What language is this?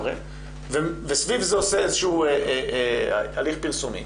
Hebrew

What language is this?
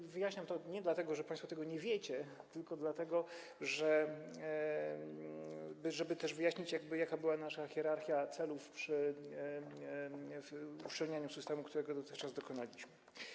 Polish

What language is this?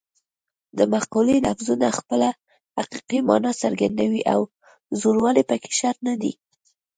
Pashto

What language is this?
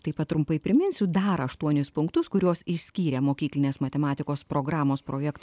Lithuanian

